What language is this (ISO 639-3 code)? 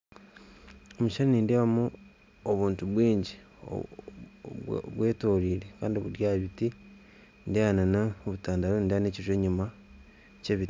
nyn